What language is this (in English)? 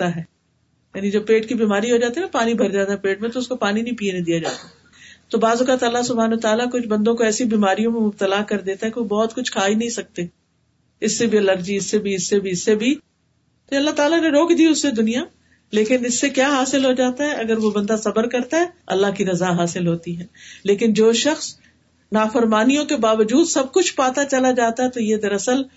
Urdu